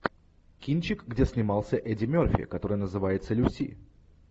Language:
Russian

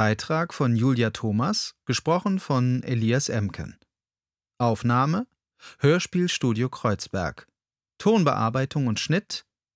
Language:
German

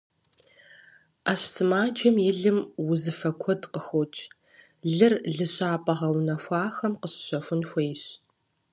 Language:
Kabardian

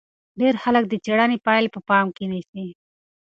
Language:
Pashto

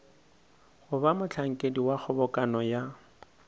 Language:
Northern Sotho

